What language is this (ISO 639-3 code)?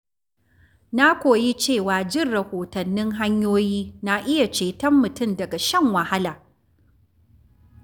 hau